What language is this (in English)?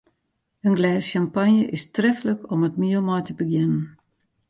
Western Frisian